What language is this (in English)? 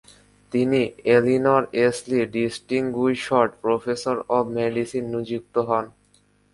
Bangla